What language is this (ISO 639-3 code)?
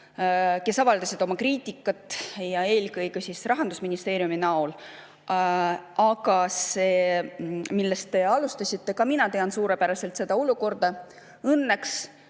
est